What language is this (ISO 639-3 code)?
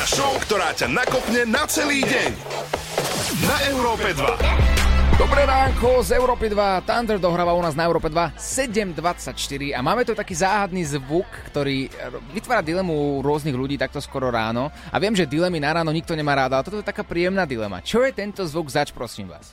slk